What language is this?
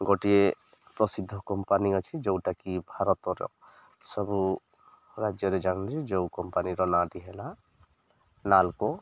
Odia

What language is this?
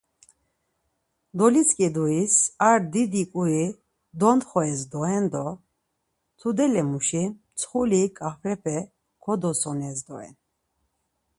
Laz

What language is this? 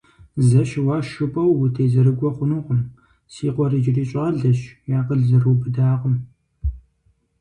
Kabardian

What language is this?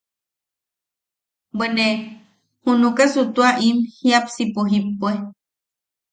Yaqui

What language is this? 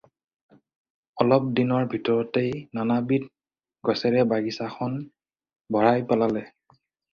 Assamese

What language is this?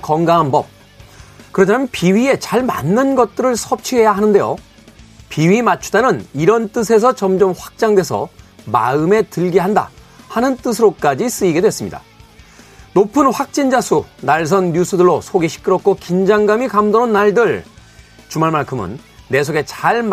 Korean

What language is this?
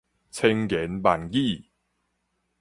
Min Nan Chinese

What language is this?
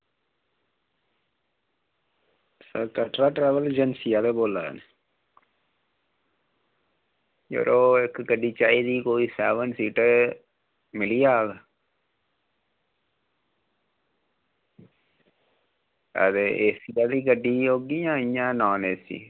Dogri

